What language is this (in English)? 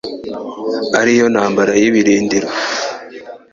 Kinyarwanda